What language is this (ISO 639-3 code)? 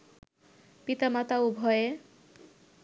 ben